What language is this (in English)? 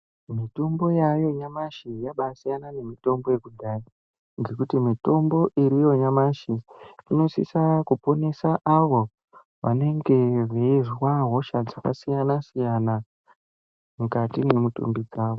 Ndau